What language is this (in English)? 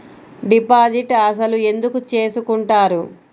Telugu